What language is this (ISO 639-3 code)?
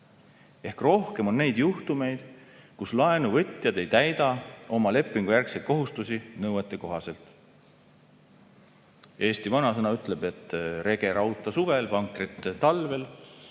est